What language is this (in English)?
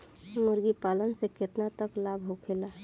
Bhojpuri